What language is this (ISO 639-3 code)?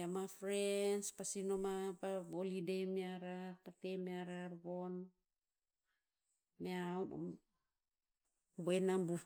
tpz